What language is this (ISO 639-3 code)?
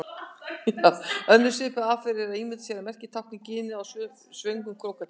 isl